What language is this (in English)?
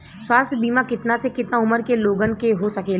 Bhojpuri